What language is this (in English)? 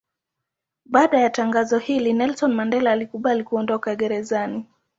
Swahili